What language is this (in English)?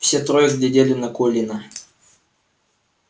Russian